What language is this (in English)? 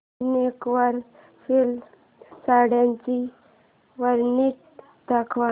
Marathi